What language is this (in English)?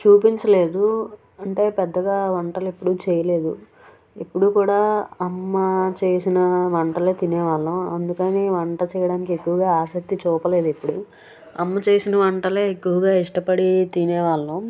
Telugu